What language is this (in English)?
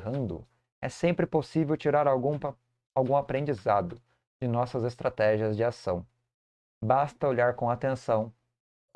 Portuguese